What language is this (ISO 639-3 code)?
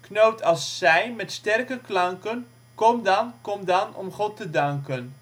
nld